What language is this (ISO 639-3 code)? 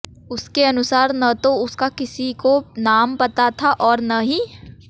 hin